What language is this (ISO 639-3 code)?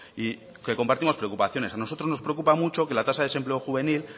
spa